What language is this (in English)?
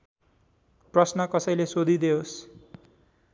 Nepali